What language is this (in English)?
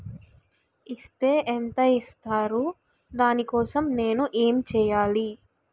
Telugu